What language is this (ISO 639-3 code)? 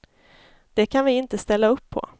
swe